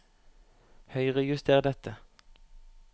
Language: Norwegian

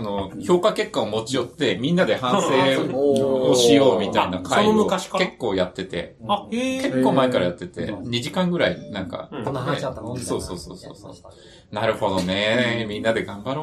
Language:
Japanese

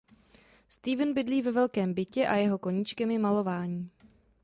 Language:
Czech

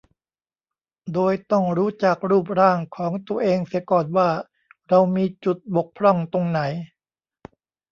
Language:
Thai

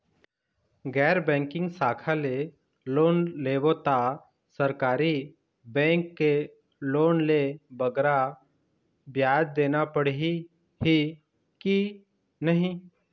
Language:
Chhattisgarhi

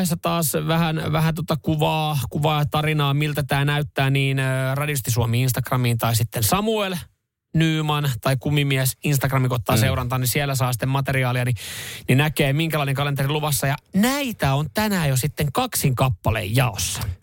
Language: Finnish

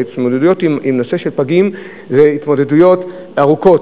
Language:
Hebrew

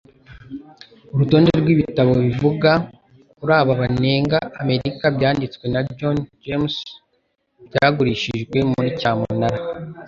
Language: Kinyarwanda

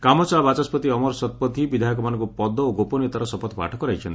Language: Odia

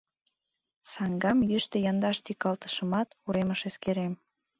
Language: Mari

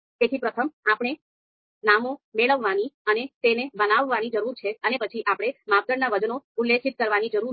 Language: Gujarati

